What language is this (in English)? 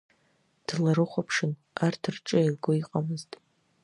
Abkhazian